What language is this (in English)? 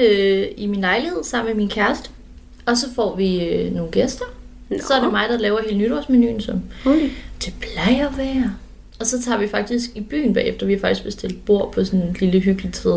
Danish